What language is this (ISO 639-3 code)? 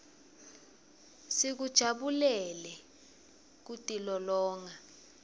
ssw